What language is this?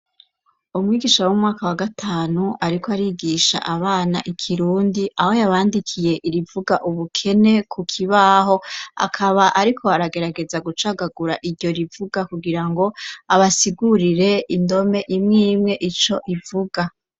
Rundi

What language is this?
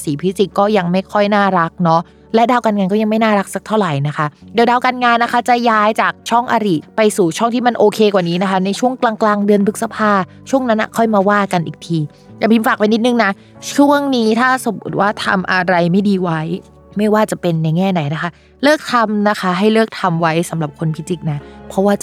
Thai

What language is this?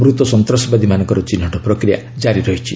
Odia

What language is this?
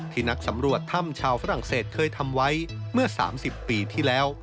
Thai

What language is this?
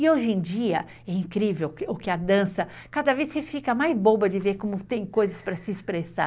Portuguese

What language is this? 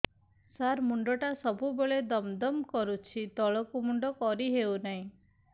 Odia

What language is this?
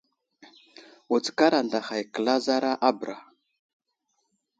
Wuzlam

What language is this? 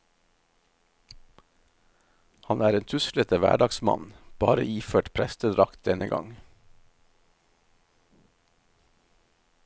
Norwegian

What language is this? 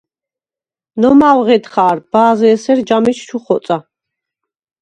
Svan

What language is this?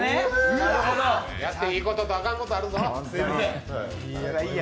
Japanese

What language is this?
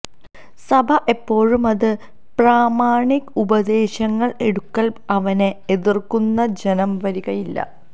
Malayalam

